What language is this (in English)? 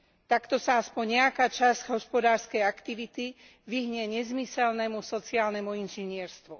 Slovak